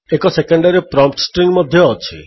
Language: Odia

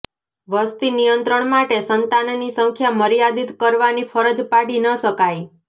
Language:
Gujarati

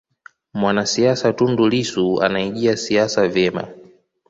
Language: Swahili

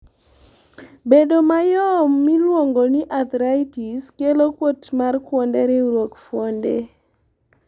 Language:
Luo (Kenya and Tanzania)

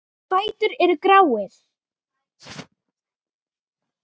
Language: Icelandic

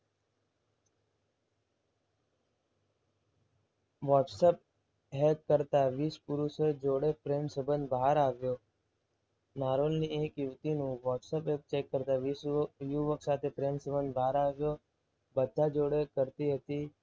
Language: Gujarati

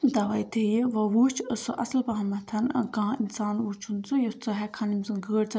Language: Kashmiri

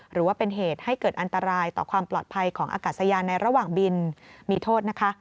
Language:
Thai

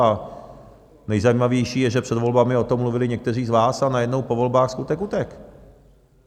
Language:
Czech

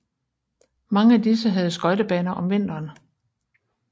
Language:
Danish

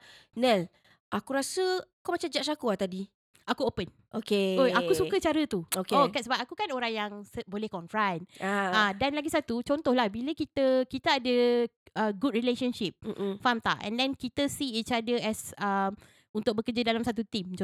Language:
Malay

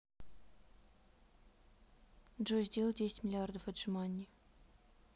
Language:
Russian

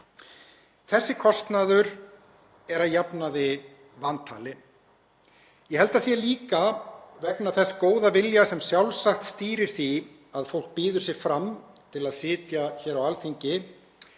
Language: Icelandic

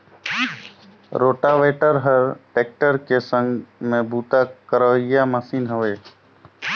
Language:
Chhattisgarhi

